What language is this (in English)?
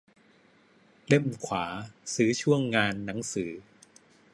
Thai